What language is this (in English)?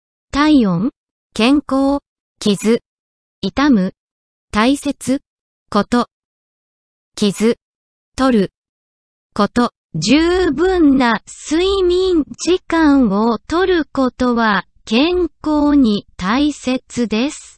Japanese